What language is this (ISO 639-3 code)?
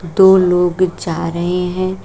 hin